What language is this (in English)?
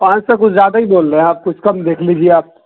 Urdu